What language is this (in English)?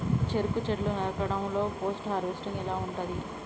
Telugu